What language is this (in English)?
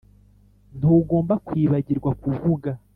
Kinyarwanda